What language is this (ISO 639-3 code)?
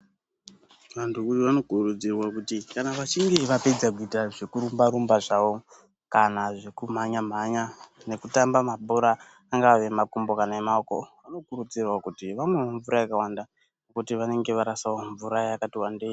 ndc